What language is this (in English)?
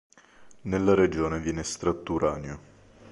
Italian